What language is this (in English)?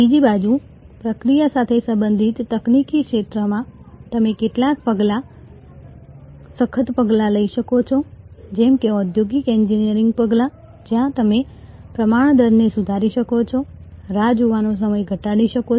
Gujarati